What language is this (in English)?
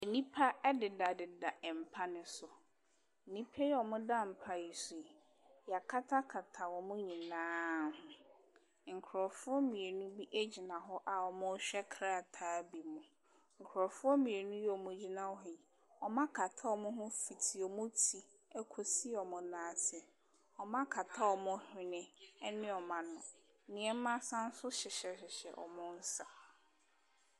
Akan